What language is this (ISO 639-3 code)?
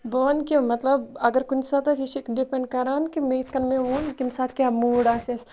kas